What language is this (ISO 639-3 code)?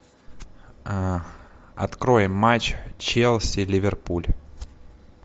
rus